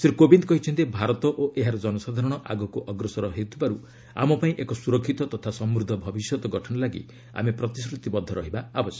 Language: Odia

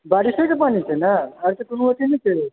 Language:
Maithili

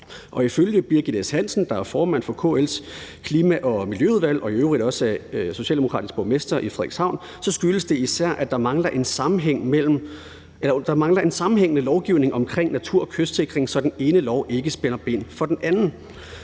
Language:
Danish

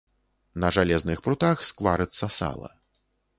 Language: Belarusian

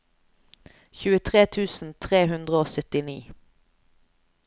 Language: Norwegian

